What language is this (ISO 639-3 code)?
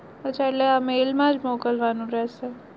guj